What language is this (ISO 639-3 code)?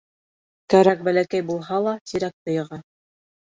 bak